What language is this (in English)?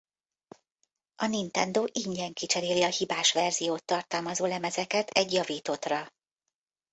Hungarian